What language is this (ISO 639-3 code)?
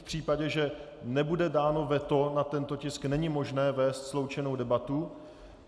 ces